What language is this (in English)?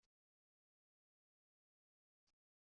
Kabyle